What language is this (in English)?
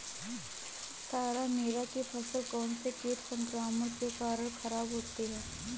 Hindi